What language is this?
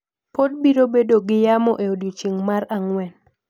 Luo (Kenya and Tanzania)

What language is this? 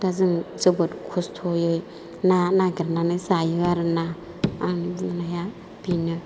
Bodo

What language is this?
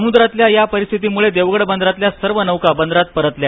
Marathi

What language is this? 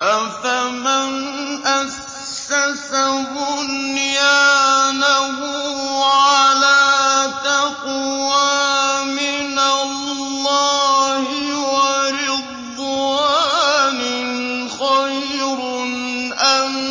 Arabic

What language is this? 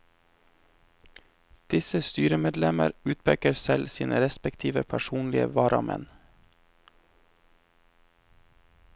Norwegian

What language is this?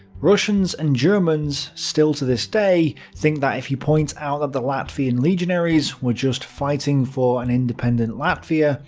English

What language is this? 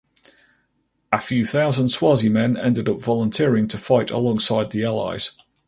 English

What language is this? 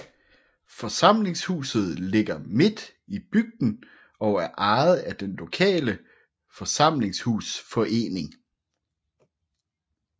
Danish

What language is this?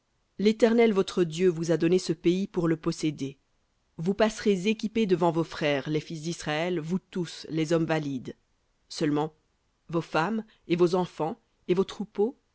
French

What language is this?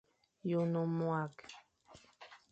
Fang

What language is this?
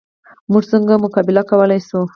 Pashto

